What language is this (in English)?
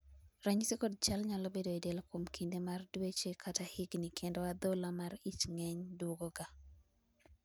Luo (Kenya and Tanzania)